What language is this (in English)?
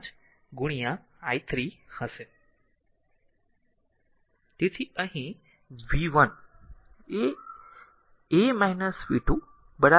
Gujarati